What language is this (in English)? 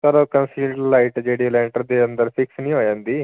Punjabi